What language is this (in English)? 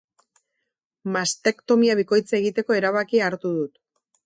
Basque